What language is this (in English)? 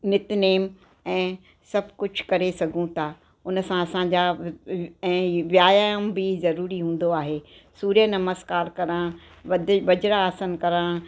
Sindhi